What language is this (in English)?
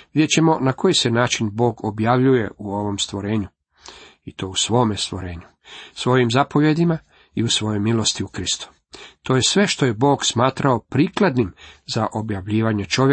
Croatian